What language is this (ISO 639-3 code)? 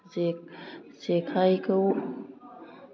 brx